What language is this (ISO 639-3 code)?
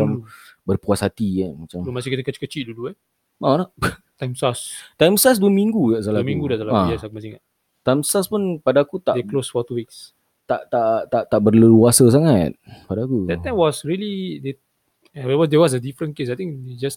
msa